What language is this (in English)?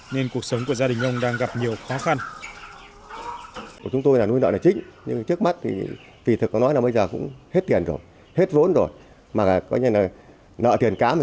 Vietnamese